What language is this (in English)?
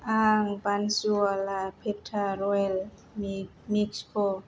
Bodo